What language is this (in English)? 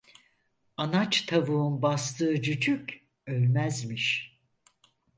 Turkish